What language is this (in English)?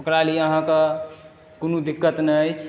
Maithili